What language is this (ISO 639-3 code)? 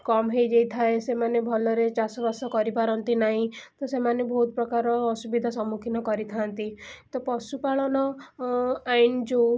ori